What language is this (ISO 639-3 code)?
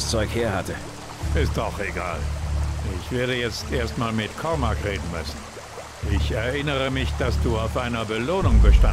deu